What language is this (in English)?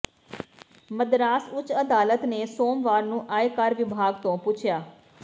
Punjabi